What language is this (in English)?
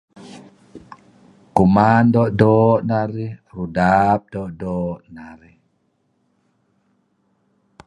Kelabit